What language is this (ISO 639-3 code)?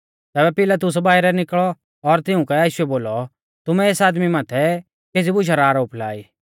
bfz